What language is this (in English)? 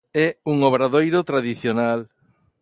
Galician